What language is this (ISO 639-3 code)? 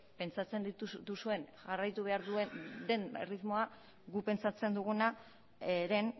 eus